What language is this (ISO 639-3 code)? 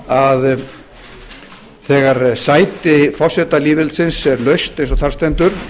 isl